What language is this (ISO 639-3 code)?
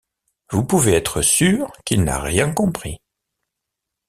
fra